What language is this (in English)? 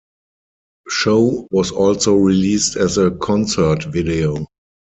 English